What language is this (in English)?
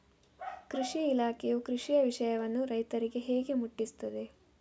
Kannada